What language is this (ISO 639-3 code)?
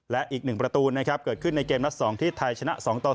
tha